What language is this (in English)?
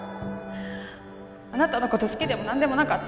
Japanese